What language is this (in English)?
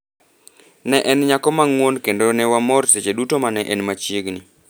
Luo (Kenya and Tanzania)